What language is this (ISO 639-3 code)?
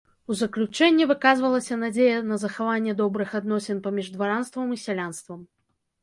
bel